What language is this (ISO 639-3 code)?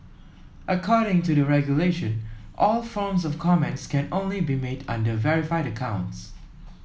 eng